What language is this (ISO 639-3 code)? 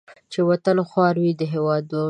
pus